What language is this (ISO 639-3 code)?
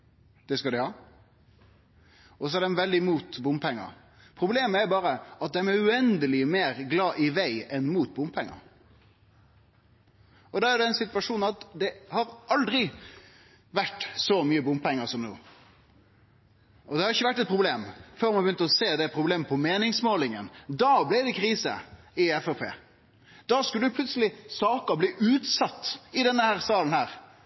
nno